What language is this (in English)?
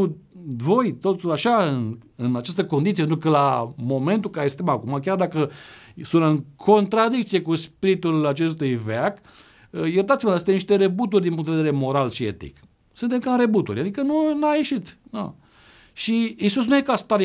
Romanian